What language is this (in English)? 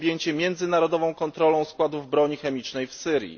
Polish